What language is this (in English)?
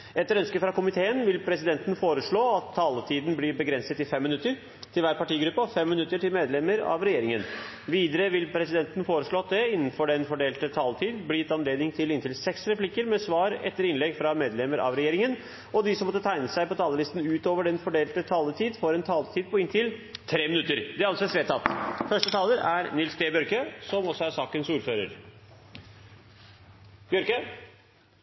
Norwegian Bokmål